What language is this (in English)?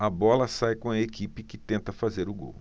Portuguese